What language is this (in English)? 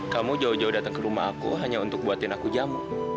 Indonesian